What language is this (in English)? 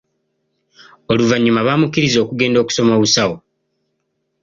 Ganda